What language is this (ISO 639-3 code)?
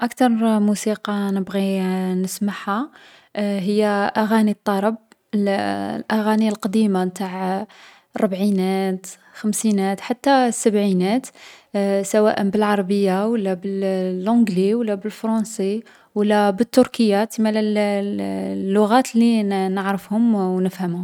arq